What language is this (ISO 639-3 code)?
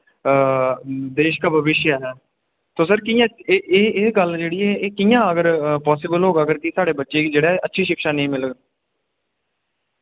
doi